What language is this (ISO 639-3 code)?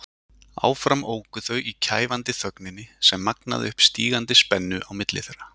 isl